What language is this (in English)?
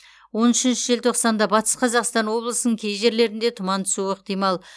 Kazakh